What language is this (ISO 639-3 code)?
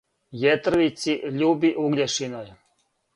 srp